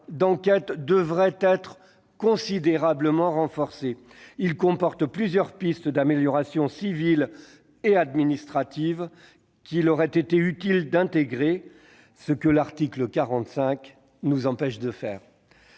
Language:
French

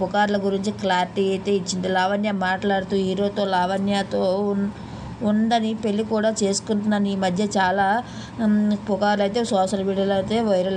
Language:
Telugu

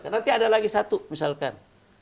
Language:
Indonesian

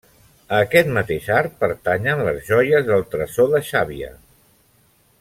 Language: Catalan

